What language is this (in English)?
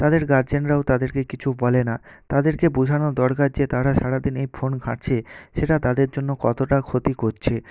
Bangla